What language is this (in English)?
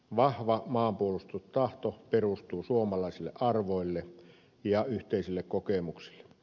Finnish